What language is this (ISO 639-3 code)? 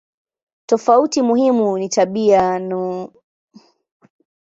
swa